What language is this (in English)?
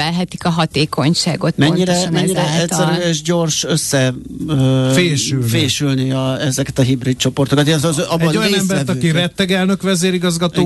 Hungarian